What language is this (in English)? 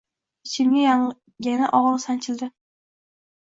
Uzbek